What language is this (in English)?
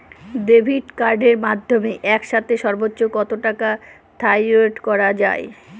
Bangla